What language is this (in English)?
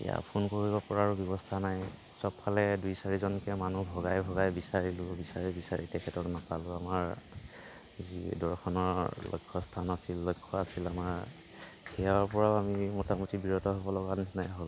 Assamese